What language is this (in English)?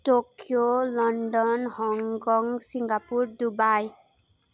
Nepali